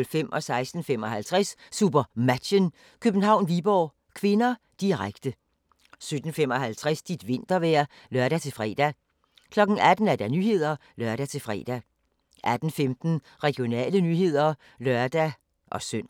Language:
Danish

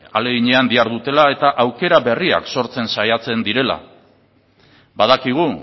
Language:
Basque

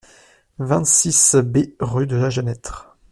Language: French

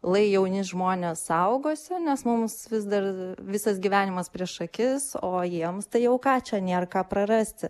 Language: Lithuanian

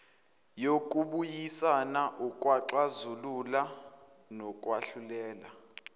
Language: Zulu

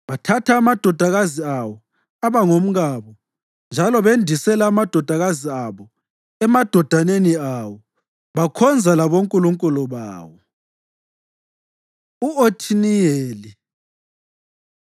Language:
North Ndebele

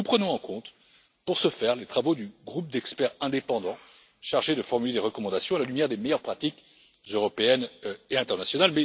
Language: French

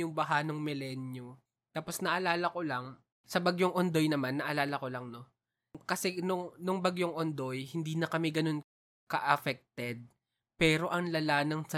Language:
Filipino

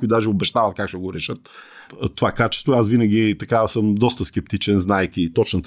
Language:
Bulgarian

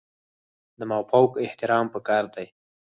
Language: Pashto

